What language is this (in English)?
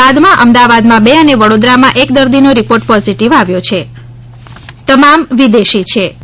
Gujarati